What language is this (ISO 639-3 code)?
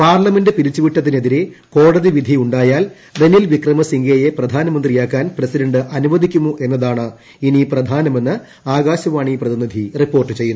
mal